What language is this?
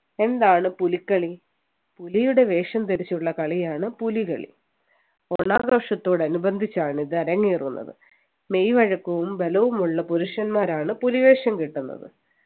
Malayalam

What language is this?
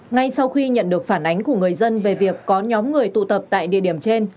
Vietnamese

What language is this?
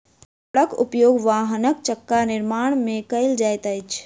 Maithili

